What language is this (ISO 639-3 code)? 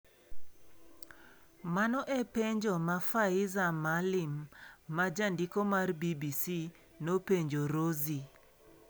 luo